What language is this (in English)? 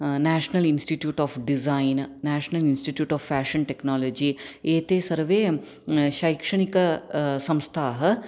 Sanskrit